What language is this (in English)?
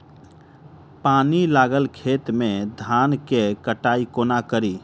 Maithili